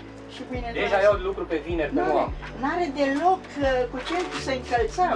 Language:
Romanian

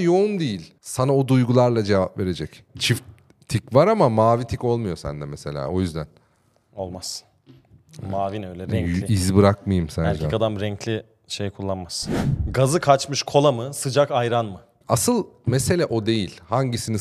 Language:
Turkish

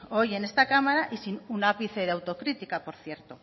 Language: Spanish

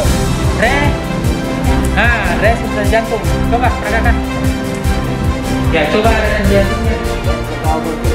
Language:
Indonesian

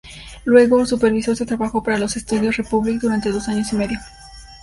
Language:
Spanish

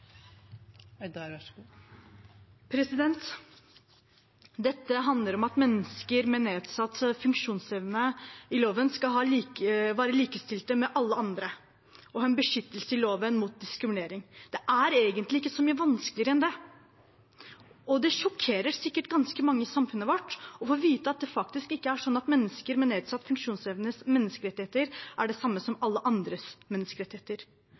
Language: Norwegian Bokmål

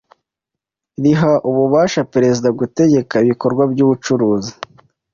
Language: Kinyarwanda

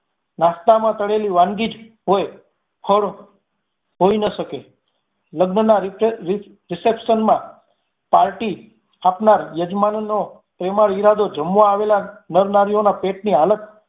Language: Gujarati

